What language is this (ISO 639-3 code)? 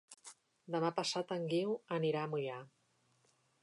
cat